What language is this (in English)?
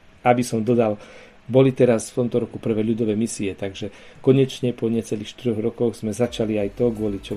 Slovak